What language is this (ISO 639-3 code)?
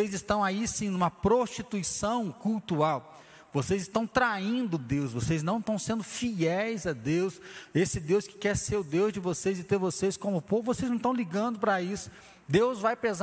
por